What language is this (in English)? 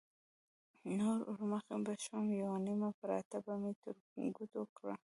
Pashto